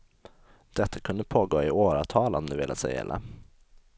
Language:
Swedish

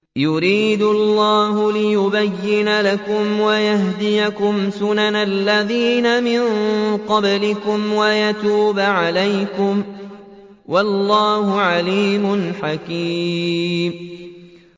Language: Arabic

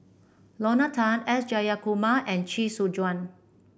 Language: English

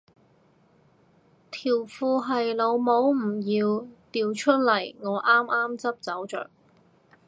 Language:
Cantonese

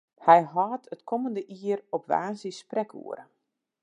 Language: Western Frisian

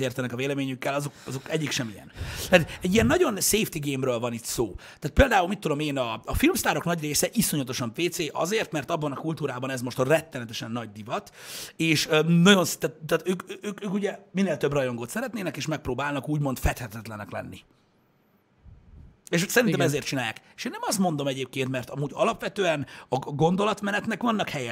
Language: Hungarian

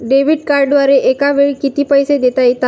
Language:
Marathi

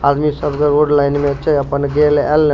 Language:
Maithili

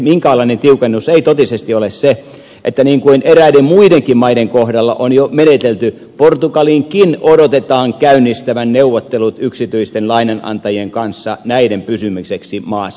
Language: Finnish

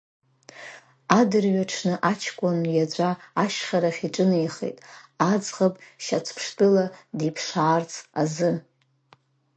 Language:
Abkhazian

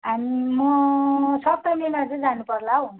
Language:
Nepali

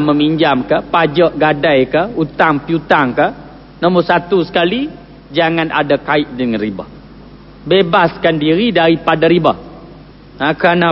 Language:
Malay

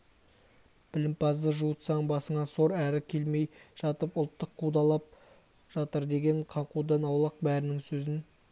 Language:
Kazakh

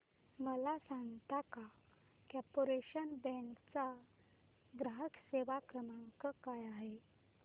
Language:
Marathi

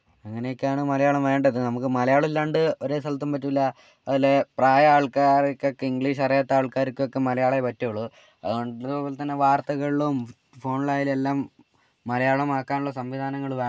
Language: Malayalam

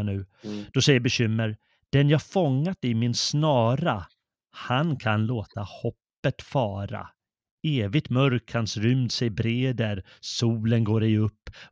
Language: Swedish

